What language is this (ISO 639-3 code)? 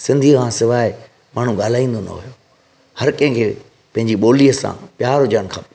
snd